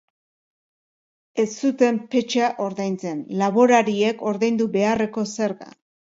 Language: Basque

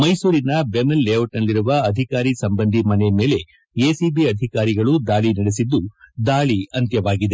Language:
Kannada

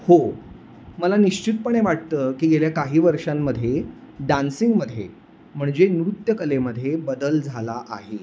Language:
Marathi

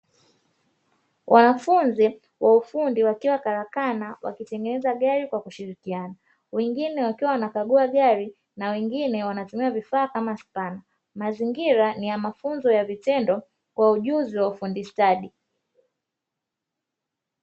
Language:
Swahili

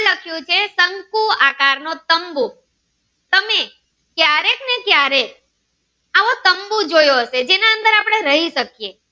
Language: Gujarati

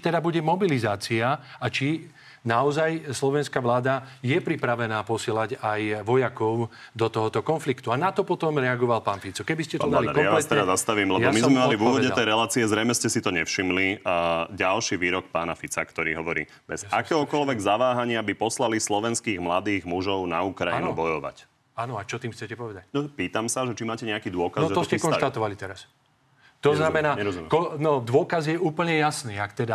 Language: Slovak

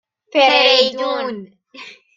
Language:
Persian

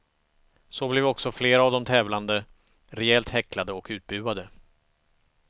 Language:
Swedish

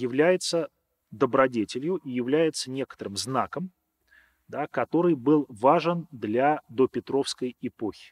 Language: Russian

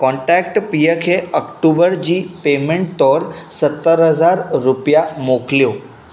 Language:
Sindhi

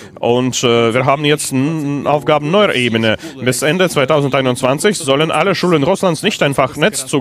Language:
German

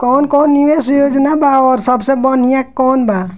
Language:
Bhojpuri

